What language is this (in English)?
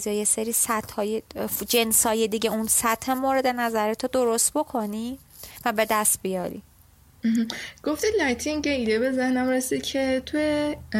Persian